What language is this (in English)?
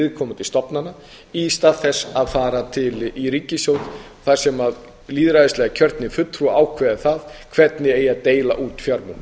Icelandic